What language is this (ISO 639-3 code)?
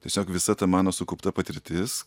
lit